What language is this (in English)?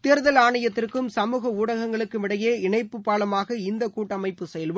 Tamil